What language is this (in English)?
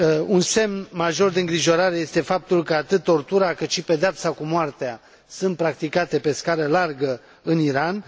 Romanian